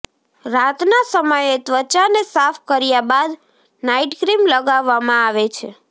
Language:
Gujarati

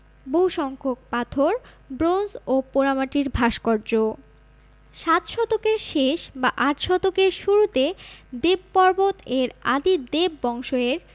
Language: Bangla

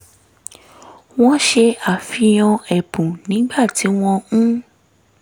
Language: Yoruba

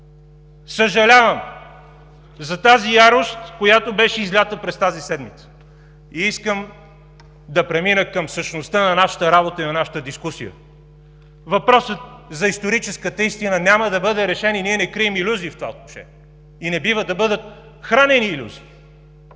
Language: Bulgarian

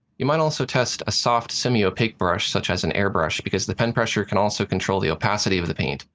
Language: English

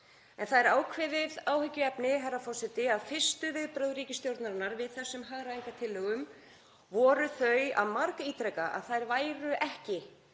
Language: Icelandic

